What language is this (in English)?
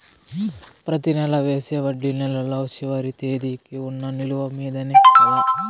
Telugu